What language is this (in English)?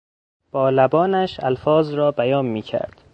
Persian